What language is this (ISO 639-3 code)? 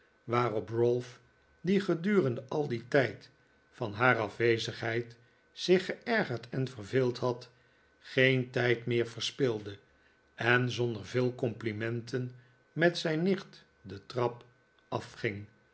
nld